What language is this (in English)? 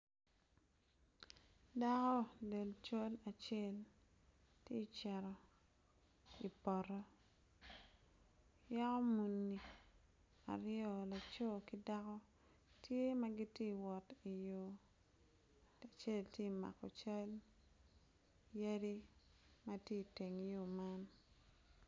Acoli